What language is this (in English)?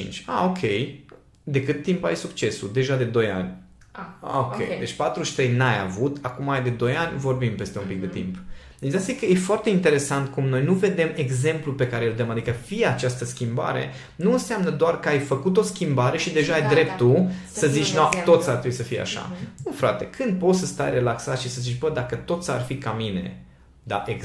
Romanian